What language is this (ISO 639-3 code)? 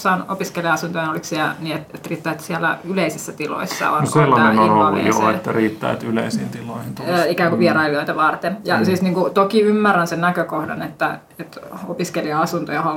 fin